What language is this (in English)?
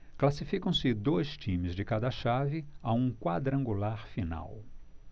Portuguese